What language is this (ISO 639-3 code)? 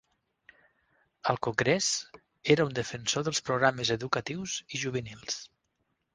cat